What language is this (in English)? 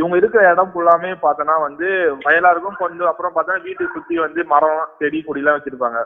Tamil